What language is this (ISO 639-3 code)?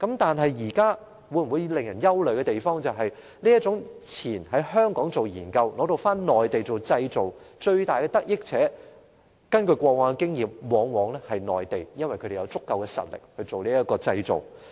yue